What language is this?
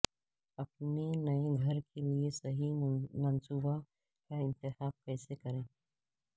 Urdu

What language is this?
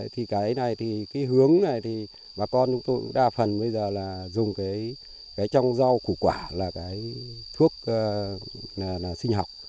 Vietnamese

